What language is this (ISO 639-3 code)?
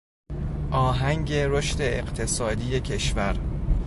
fas